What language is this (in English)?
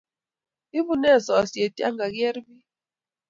Kalenjin